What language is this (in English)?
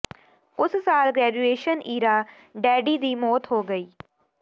Punjabi